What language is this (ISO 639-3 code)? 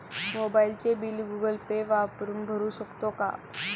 mar